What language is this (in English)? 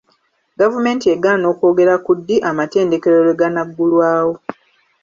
Ganda